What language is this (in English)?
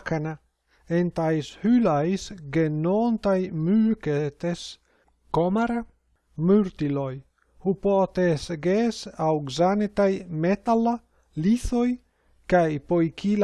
Greek